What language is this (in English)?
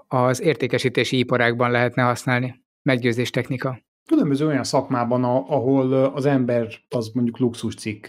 Hungarian